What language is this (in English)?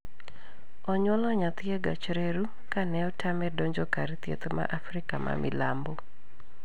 Luo (Kenya and Tanzania)